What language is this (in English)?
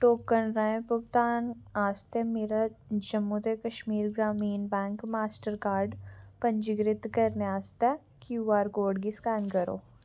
Dogri